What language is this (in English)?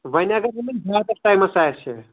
Kashmiri